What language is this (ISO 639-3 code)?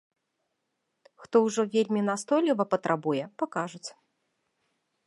bel